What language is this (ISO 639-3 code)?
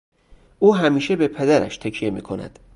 fas